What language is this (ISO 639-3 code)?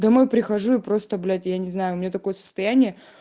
rus